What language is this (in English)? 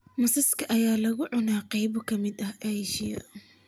Somali